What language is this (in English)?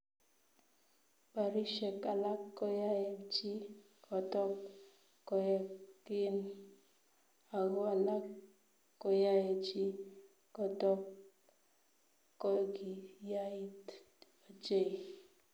Kalenjin